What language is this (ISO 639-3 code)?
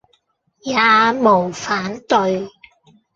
yue